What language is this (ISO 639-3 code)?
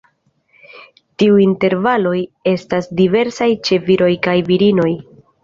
epo